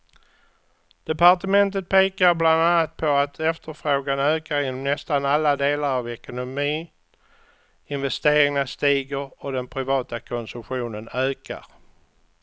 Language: Swedish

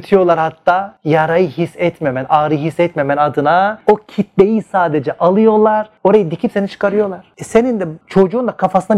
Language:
Turkish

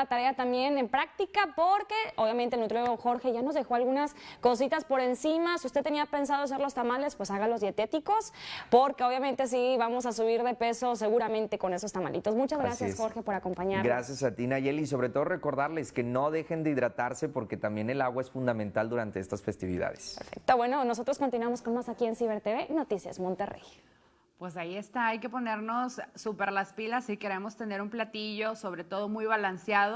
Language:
Spanish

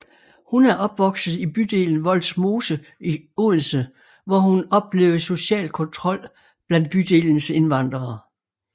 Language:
Danish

